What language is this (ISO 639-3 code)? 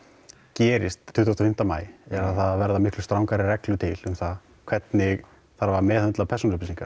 isl